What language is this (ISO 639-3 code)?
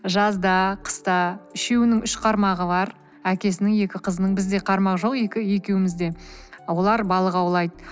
kaz